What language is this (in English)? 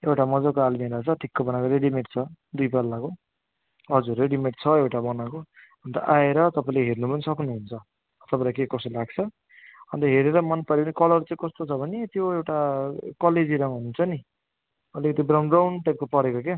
Nepali